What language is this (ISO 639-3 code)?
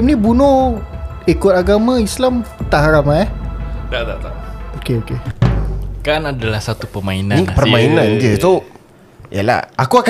msa